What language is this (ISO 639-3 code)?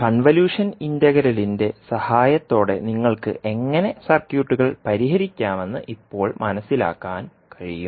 mal